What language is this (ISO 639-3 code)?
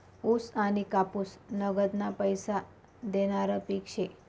mar